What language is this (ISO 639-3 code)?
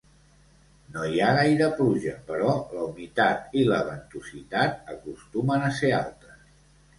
cat